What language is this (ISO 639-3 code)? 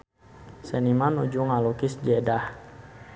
sun